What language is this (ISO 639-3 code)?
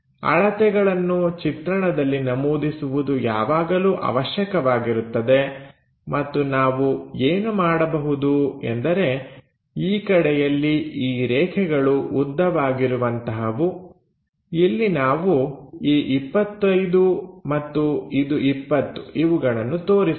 kan